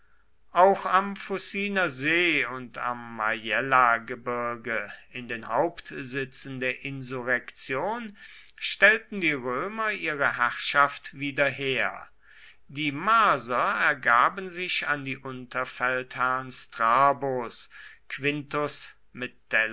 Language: German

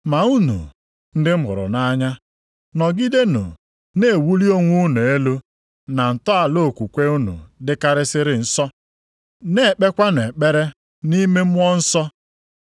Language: Igbo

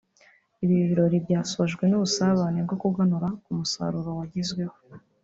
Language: Kinyarwanda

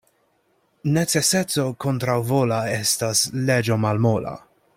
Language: Esperanto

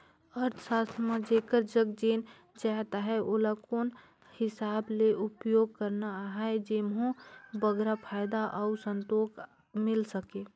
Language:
Chhattisgarhi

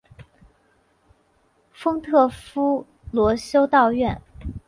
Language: Chinese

